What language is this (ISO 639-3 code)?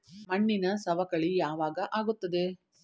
kan